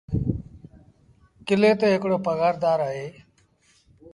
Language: Sindhi Bhil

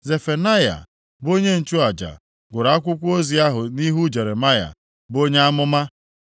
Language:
Igbo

